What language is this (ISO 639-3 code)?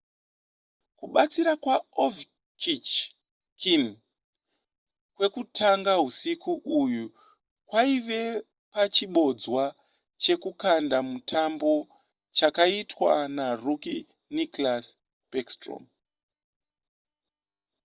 sna